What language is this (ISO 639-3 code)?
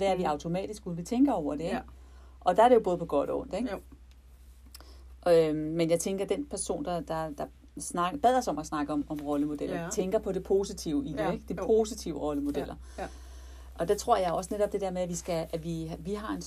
dan